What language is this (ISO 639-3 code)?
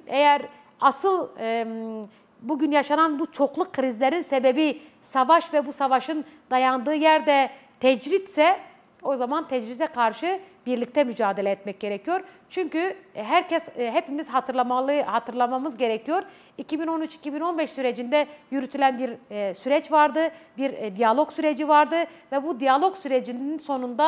tur